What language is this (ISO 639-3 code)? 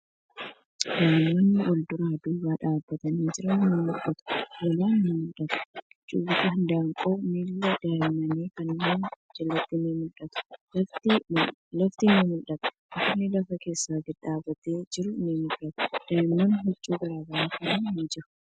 orm